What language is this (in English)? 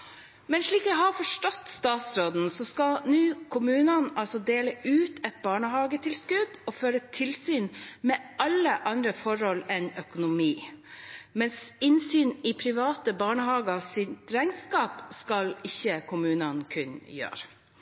Norwegian Bokmål